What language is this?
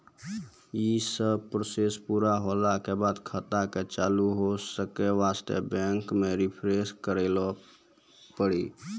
Maithili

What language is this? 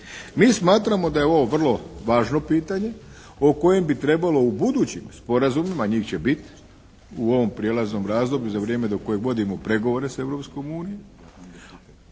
Croatian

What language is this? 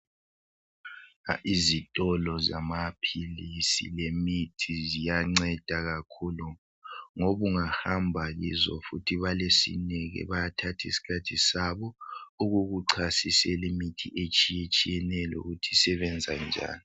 North Ndebele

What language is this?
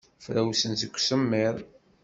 Kabyle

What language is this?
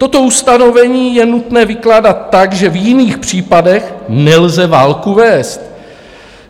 Czech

